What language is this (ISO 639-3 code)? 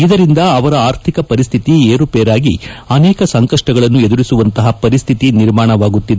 kan